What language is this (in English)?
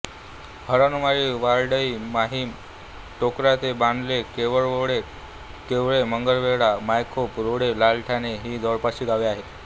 Marathi